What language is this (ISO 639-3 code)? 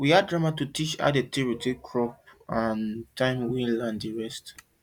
pcm